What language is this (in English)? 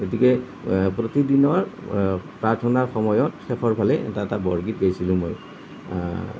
Assamese